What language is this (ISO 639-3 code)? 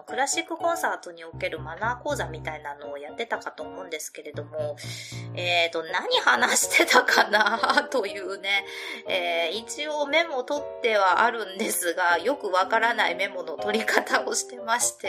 jpn